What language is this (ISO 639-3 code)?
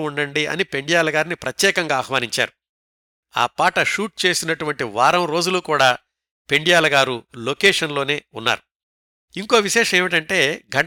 tel